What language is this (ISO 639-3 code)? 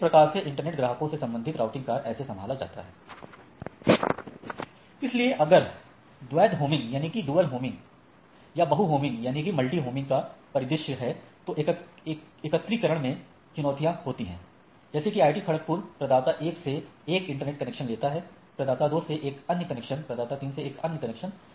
hin